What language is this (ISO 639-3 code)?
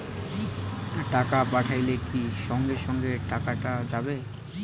ben